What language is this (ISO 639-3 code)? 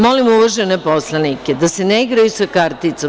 srp